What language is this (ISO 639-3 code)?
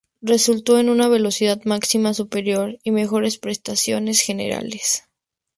spa